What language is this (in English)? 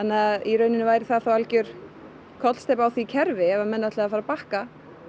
Icelandic